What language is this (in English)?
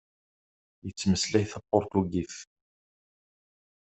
Kabyle